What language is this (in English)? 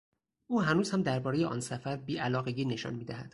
Persian